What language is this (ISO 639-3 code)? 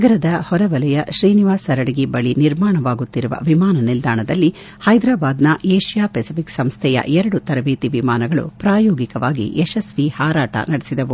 kan